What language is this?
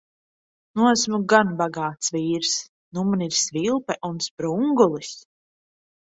Latvian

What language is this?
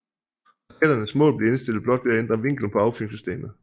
Danish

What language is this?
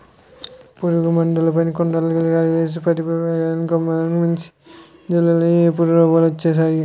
Telugu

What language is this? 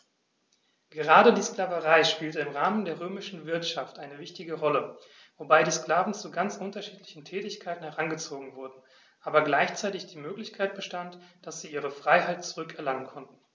German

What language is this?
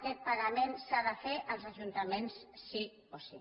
Catalan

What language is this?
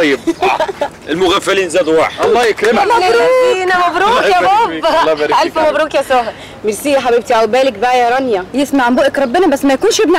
Arabic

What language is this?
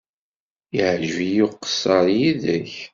Kabyle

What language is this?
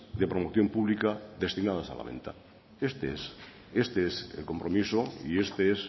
Spanish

